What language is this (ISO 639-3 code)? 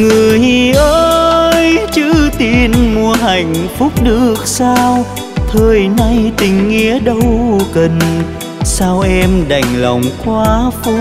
vie